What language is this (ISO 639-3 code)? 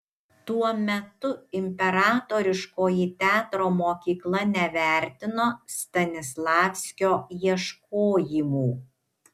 lit